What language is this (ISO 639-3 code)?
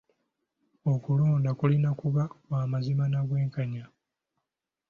lug